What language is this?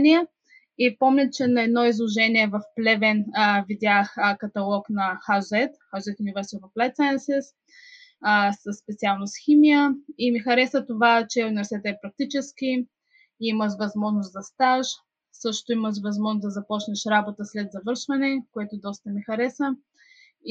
Bulgarian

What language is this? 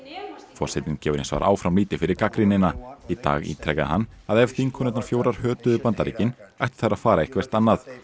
Icelandic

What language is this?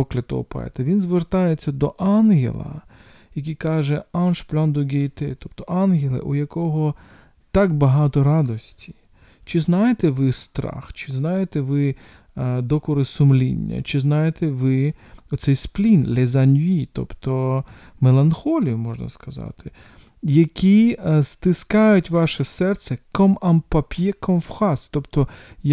Ukrainian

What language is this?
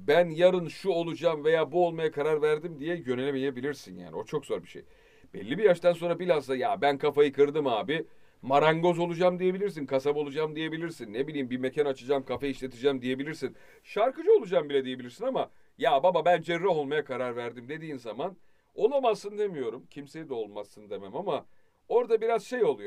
Turkish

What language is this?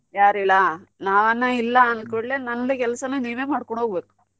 Kannada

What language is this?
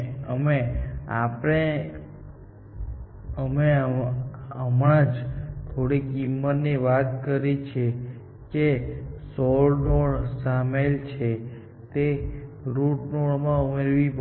Gujarati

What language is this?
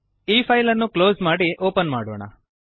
Kannada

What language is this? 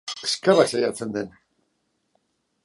Basque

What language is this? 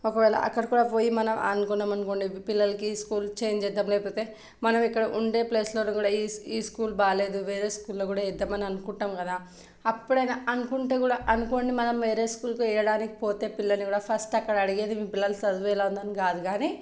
Telugu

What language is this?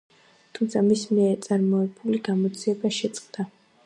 Georgian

